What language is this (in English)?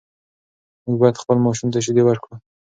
Pashto